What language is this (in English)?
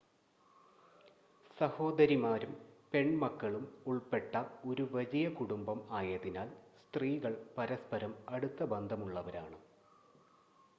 Malayalam